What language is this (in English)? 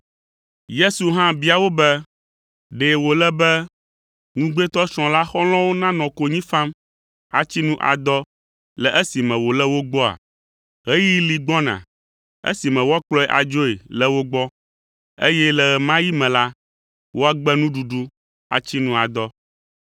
Ewe